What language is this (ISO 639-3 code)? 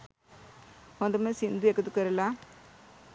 sin